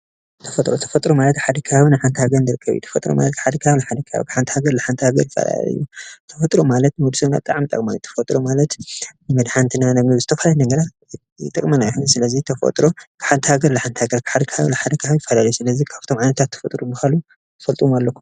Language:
Tigrinya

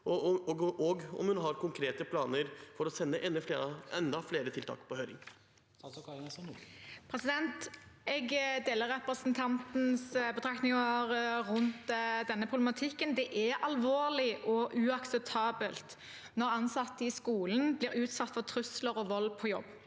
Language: Norwegian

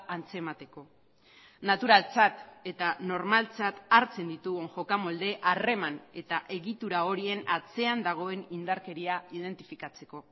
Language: Basque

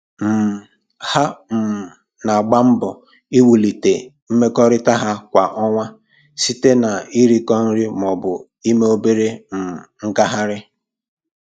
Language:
Igbo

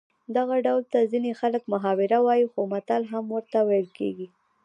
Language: Pashto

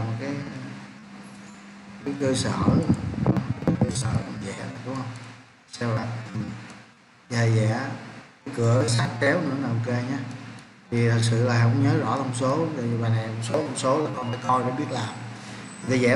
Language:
Vietnamese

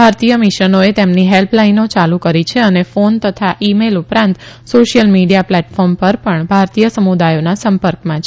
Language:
Gujarati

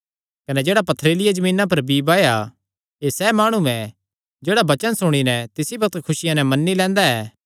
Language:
Kangri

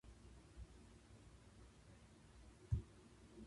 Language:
Japanese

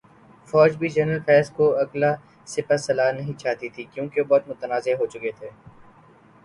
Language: Urdu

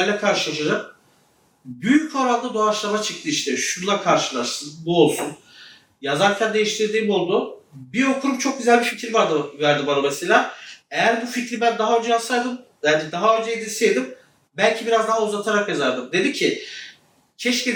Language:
Turkish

